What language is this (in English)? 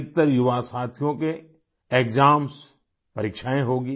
Hindi